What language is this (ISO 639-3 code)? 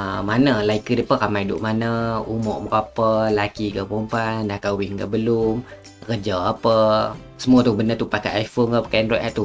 msa